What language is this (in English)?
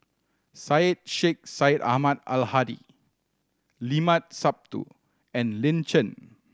English